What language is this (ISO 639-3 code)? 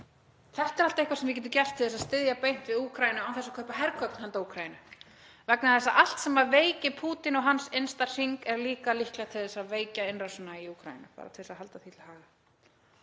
isl